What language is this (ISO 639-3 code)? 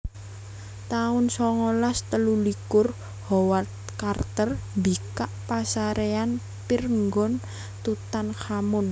jav